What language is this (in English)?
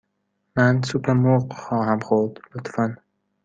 Persian